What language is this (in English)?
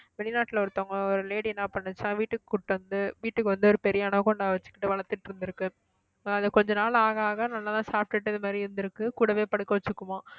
Tamil